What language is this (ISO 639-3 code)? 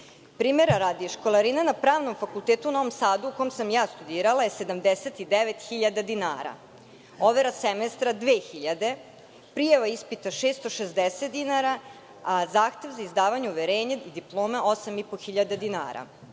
srp